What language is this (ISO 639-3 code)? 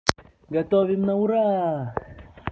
rus